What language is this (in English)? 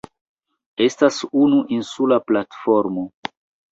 Esperanto